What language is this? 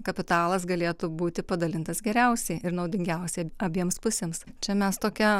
Lithuanian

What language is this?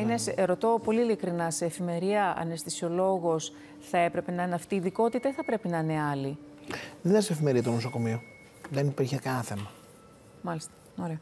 Greek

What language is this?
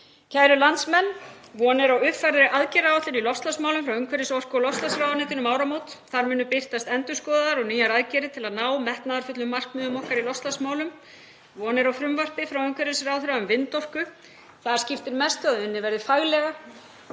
Icelandic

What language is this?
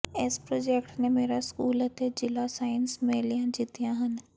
Punjabi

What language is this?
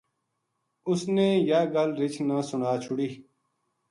Gujari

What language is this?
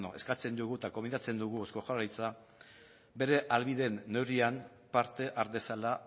Basque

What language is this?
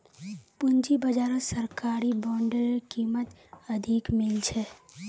Magahi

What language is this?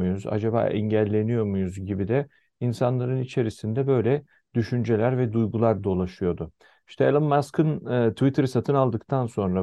Turkish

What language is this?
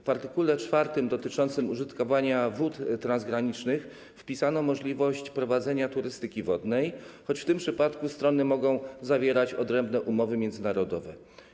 Polish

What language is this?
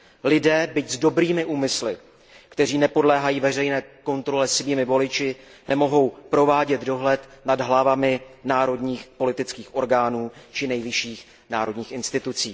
Czech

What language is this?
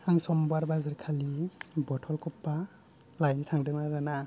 Bodo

